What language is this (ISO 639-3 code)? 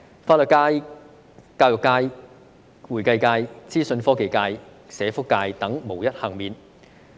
yue